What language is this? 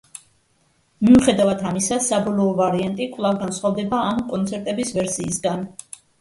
Georgian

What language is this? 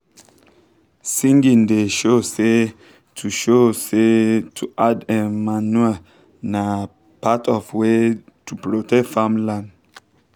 Nigerian Pidgin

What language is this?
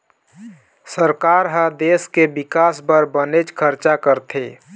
Chhattisgarhi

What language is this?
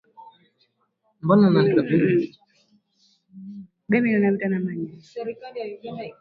Swahili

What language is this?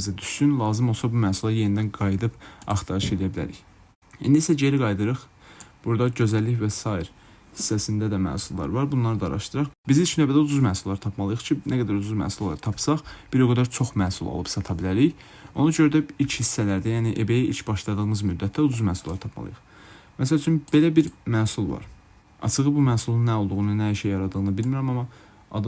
Turkish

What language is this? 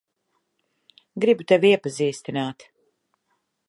Latvian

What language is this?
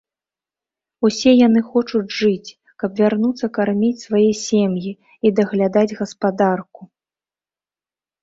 Belarusian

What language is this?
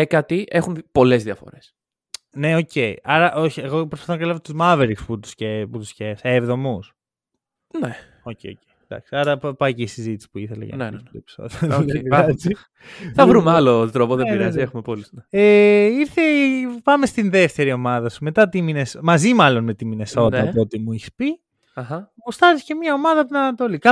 Greek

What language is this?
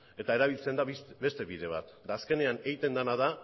Basque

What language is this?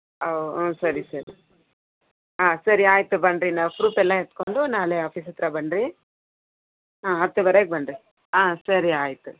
Kannada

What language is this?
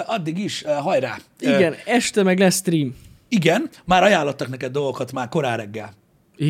Hungarian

